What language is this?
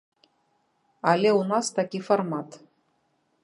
Belarusian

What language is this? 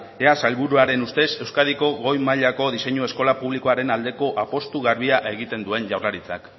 Basque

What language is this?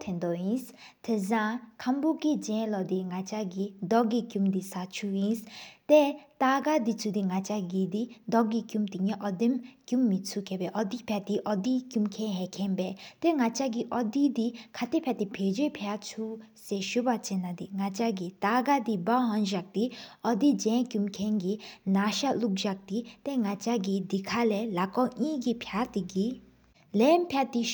Sikkimese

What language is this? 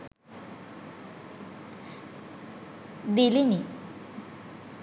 Sinhala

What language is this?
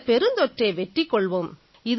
Tamil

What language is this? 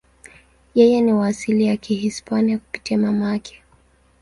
Swahili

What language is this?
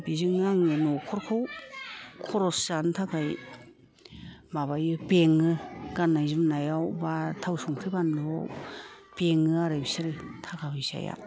Bodo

